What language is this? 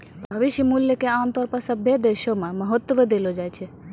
Maithili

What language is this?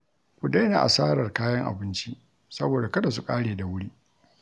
Hausa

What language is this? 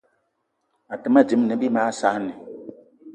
Eton (Cameroon)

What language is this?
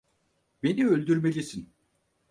Turkish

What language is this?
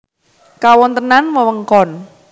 Javanese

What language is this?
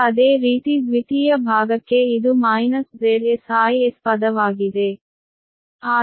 Kannada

